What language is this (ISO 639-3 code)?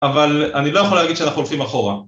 heb